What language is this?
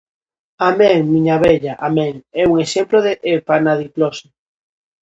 Galician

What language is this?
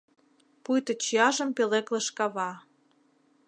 Mari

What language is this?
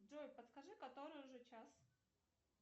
Russian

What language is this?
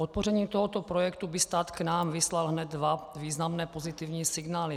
Czech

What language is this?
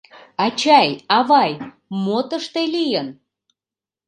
Mari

